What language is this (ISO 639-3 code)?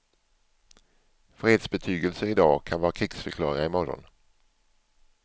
swe